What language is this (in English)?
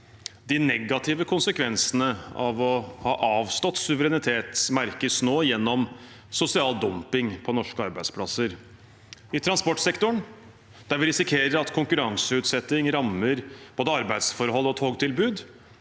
Norwegian